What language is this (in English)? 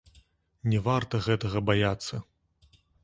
Belarusian